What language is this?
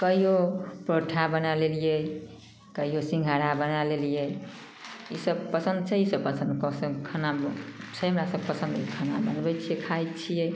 Maithili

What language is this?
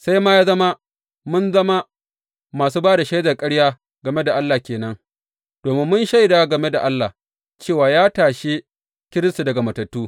Hausa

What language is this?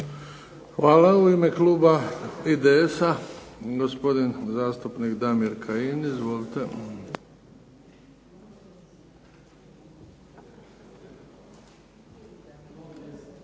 Croatian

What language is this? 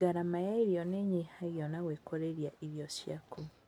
Kikuyu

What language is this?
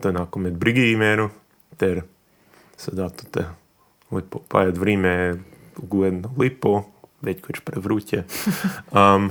Croatian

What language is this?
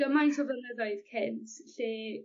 Welsh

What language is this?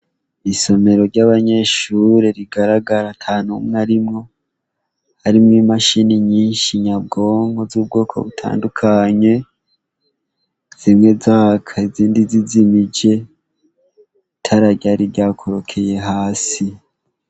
Rundi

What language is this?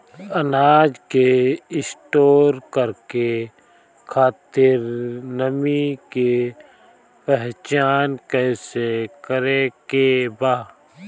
Bhojpuri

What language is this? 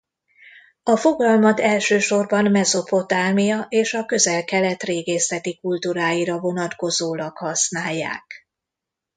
Hungarian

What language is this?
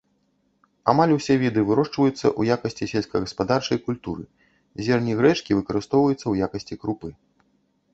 Belarusian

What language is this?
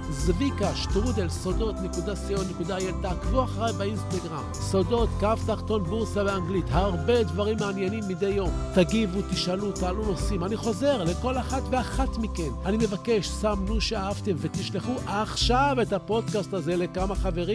Hebrew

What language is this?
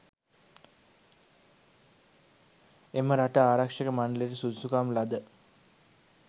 Sinhala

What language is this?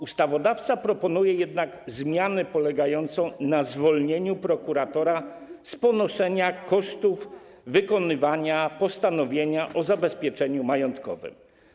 Polish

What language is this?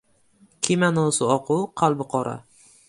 Uzbek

